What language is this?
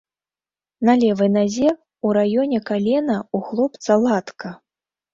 Belarusian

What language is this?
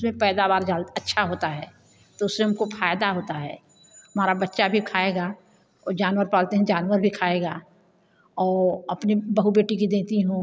Hindi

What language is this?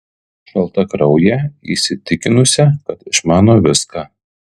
Lithuanian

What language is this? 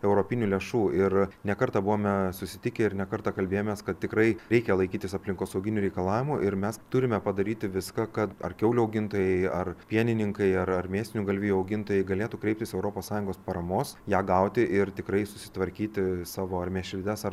Lithuanian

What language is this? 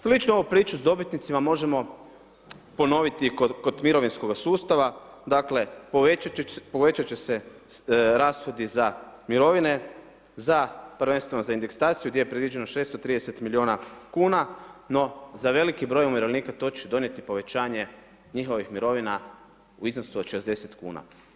Croatian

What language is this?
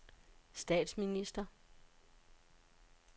Danish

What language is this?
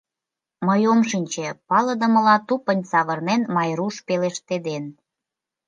Mari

